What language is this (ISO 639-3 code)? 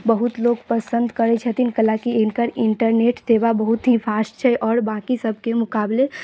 mai